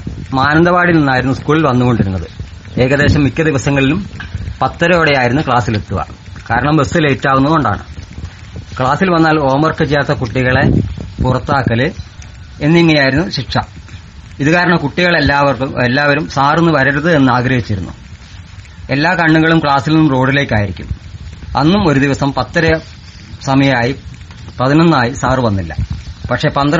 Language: Malayalam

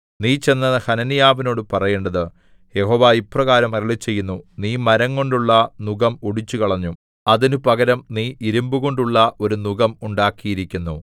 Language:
Malayalam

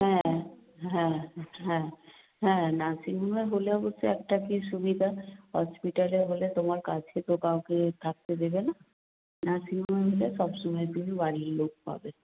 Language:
Bangla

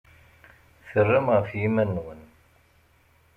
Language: Kabyle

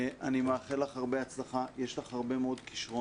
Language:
Hebrew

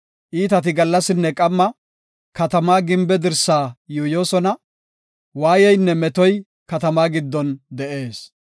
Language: Gofa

